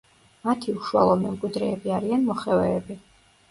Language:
Georgian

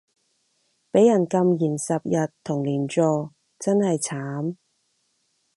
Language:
Cantonese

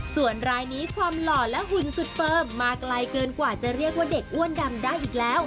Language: Thai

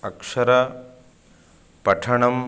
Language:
Sanskrit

